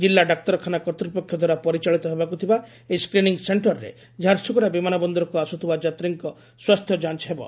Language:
Odia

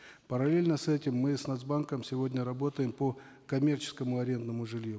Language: Kazakh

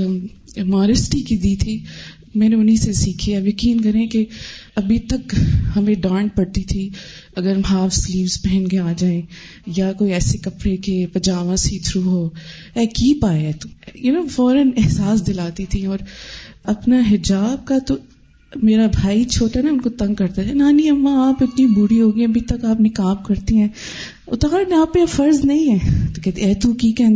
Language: Urdu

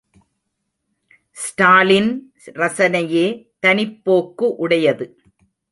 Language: Tamil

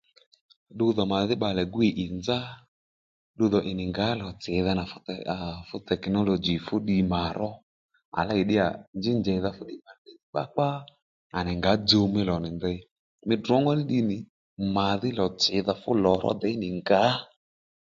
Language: Lendu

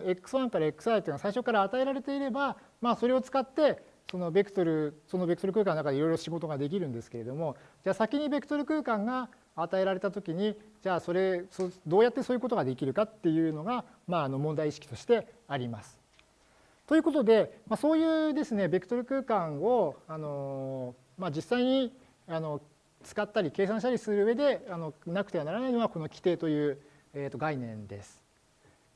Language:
Japanese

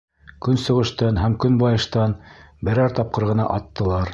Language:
Bashkir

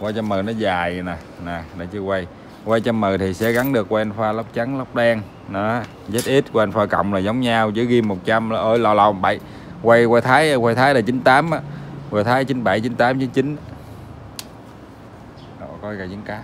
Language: Vietnamese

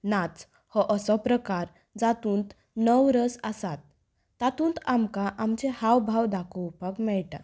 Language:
Konkani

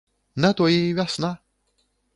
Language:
Belarusian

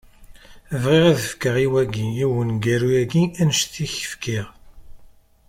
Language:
Kabyle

